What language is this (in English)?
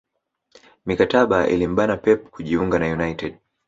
Swahili